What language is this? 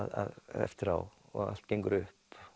Icelandic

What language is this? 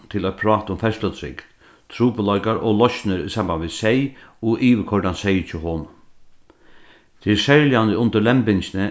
Faroese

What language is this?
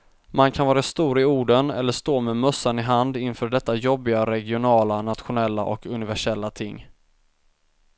Swedish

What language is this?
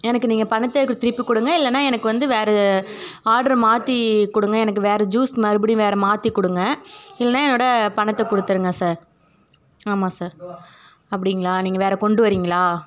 Tamil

